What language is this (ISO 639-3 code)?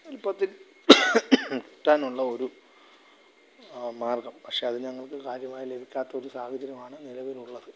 mal